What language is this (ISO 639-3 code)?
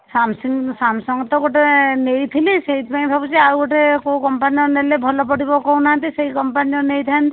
ori